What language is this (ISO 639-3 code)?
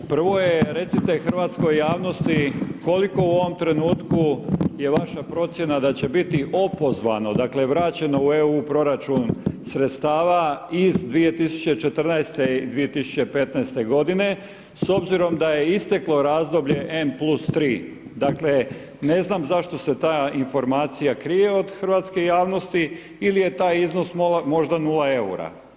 hrv